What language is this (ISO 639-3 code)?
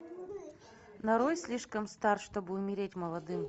rus